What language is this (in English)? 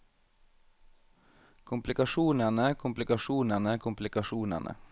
Norwegian